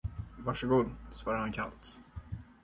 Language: Swedish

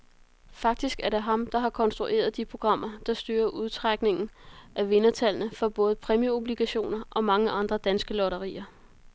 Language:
Danish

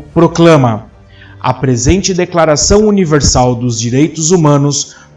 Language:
Portuguese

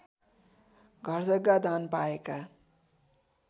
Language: Nepali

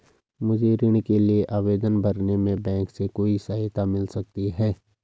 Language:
Hindi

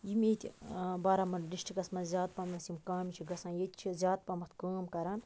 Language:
Kashmiri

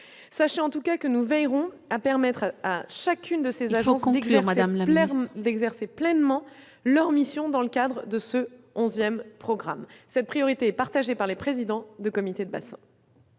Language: French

